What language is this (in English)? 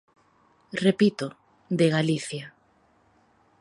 Galician